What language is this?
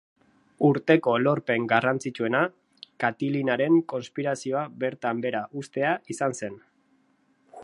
Basque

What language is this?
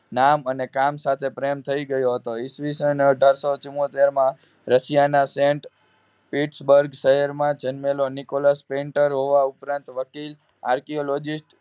Gujarati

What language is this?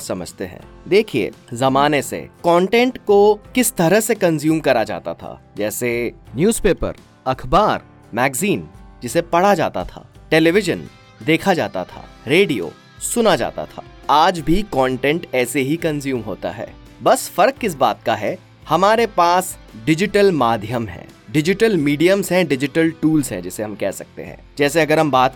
Hindi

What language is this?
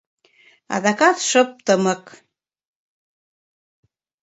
Mari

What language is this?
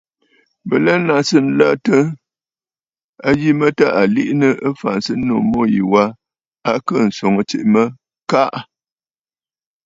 Bafut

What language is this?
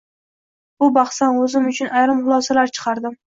Uzbek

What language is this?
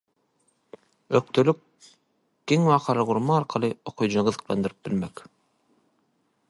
Turkmen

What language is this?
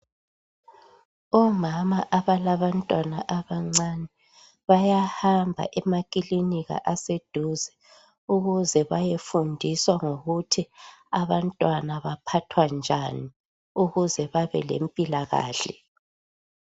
North Ndebele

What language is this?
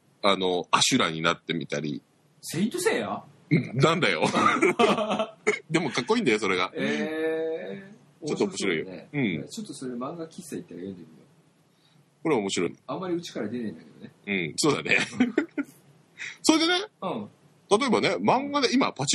Japanese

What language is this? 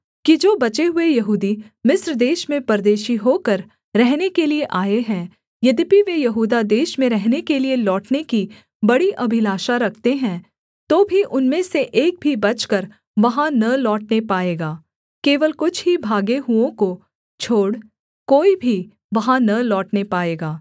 Hindi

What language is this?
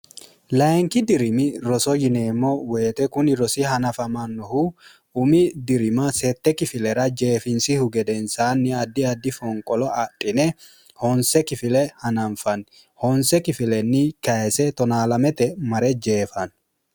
Sidamo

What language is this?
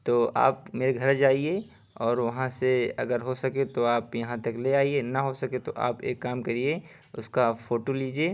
Urdu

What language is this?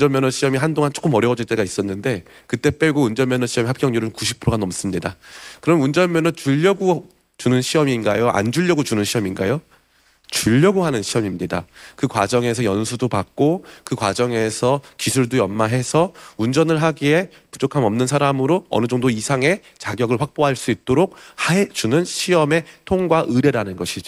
Korean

